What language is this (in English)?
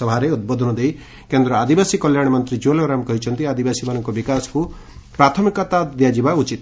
Odia